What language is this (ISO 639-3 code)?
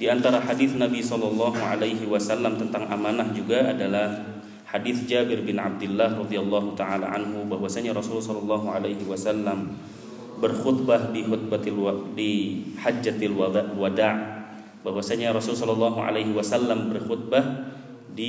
ind